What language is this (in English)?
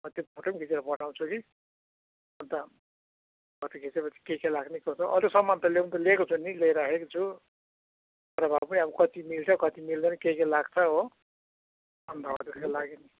Nepali